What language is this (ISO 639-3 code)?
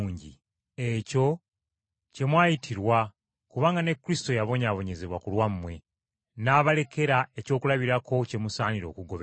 lug